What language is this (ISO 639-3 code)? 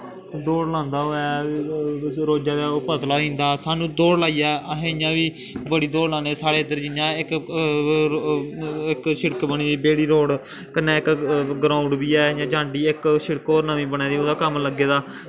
doi